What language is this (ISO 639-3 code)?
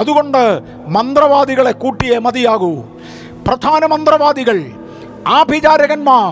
mal